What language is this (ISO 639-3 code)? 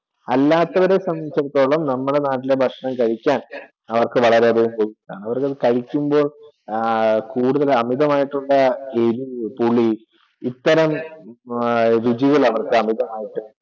mal